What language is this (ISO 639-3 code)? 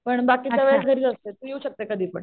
mar